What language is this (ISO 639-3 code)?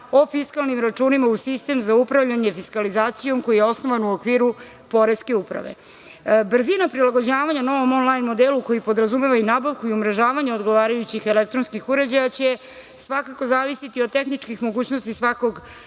srp